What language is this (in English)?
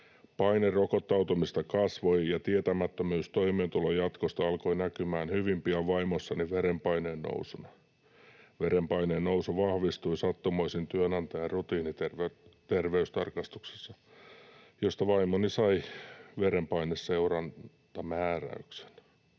Finnish